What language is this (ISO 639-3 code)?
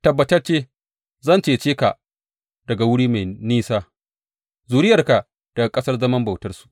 hau